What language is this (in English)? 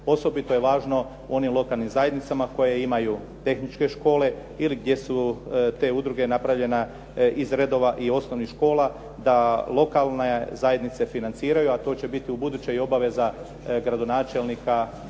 Croatian